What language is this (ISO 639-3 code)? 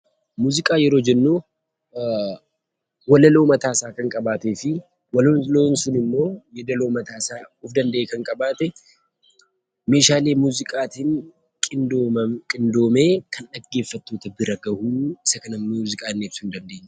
orm